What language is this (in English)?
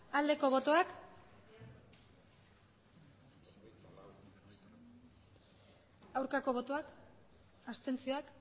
Basque